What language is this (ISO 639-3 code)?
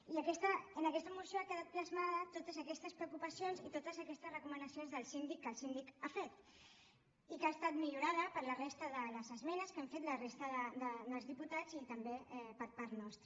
cat